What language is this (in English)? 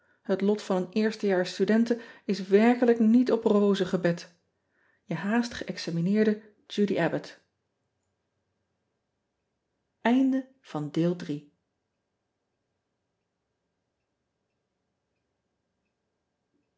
Dutch